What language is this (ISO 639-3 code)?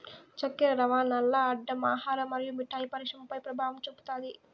tel